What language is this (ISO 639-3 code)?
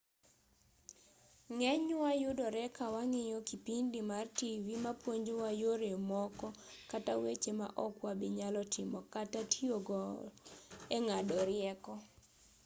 luo